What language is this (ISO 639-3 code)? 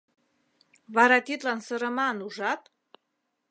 chm